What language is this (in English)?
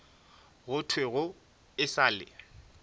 Northern Sotho